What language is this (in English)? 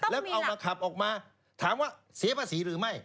Thai